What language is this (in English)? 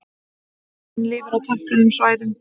Icelandic